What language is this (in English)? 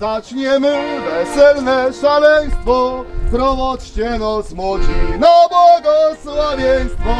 Polish